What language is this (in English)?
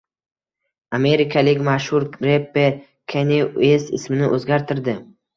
Uzbek